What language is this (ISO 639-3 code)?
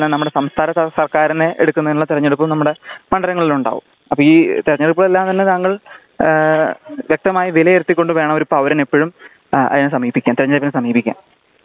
mal